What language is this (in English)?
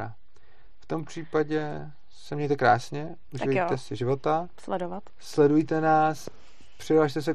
Czech